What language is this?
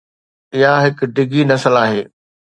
Sindhi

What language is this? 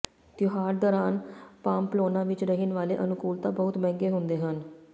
Punjabi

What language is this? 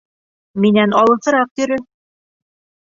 Bashkir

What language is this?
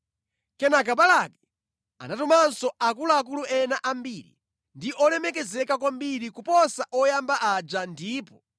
Nyanja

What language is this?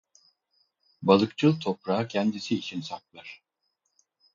Turkish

